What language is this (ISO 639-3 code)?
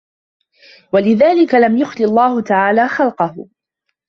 ara